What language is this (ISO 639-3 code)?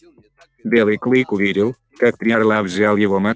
rus